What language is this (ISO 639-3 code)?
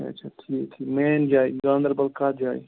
kas